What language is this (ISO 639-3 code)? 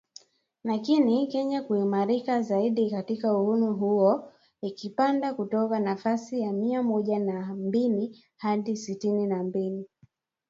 swa